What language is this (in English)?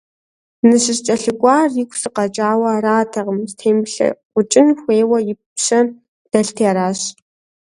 Kabardian